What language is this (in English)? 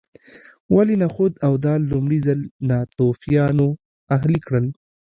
Pashto